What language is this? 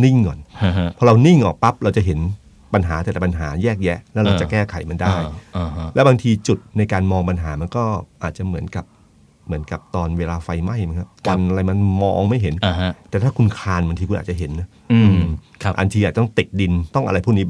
Thai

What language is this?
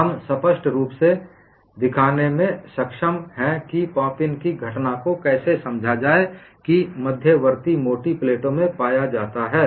Hindi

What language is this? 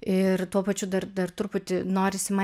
Lithuanian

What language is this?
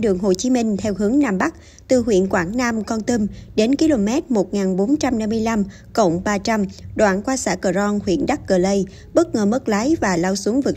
Vietnamese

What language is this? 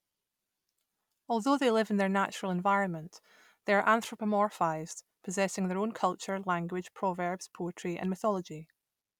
English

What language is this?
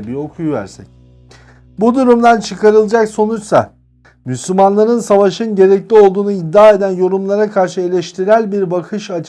Turkish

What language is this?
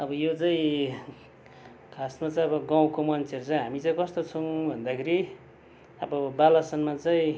Nepali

